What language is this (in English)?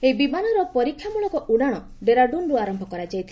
Odia